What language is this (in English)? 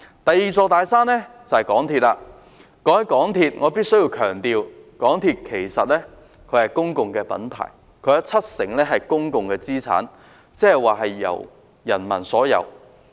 Cantonese